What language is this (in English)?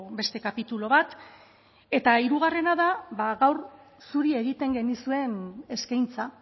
Basque